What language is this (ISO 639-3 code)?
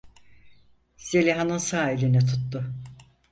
tur